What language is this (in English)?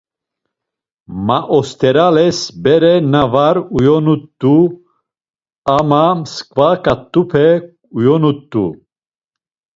Laz